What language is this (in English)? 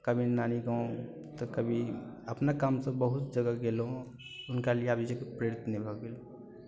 Maithili